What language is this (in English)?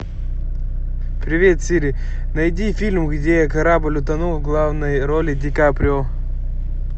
Russian